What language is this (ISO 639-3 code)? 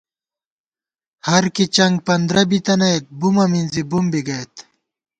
gwt